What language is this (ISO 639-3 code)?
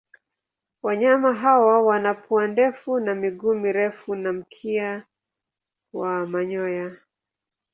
swa